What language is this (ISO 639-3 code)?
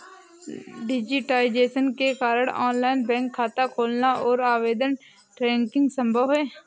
hin